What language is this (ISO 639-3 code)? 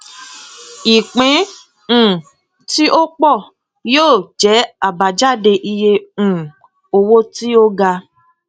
yor